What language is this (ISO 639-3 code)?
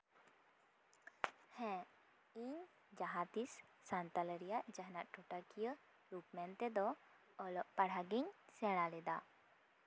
sat